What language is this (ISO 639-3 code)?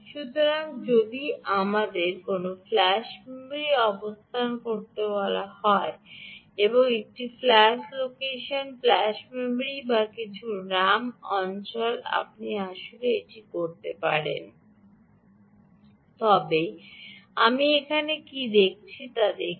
ben